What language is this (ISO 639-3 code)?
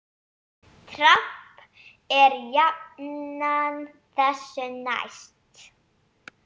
isl